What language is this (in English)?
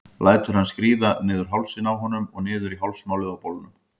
Icelandic